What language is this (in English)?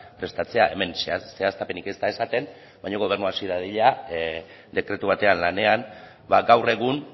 Basque